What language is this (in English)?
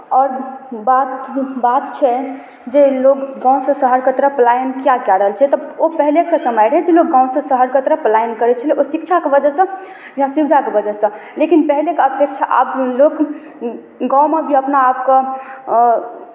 Maithili